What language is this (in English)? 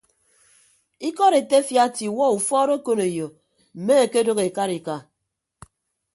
Ibibio